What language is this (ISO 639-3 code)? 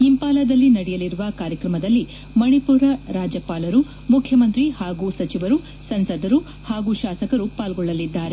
kan